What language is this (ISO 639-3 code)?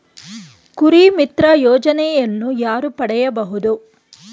kan